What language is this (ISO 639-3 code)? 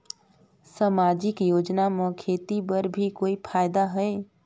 hne